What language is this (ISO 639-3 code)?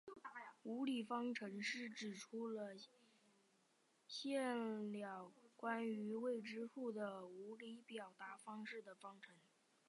zho